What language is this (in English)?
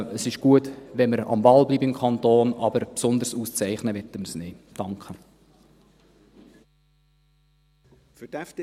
Swiss German